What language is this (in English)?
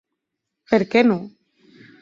Occitan